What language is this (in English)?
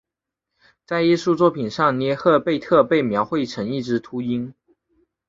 Chinese